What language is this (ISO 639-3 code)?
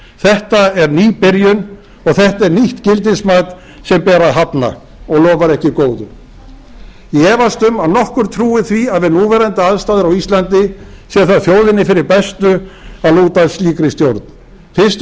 isl